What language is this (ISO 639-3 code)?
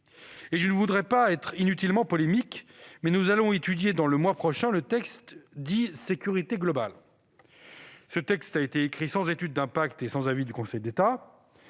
fra